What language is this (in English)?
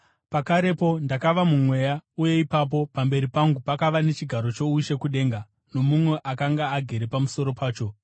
Shona